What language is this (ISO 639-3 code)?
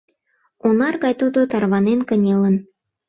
chm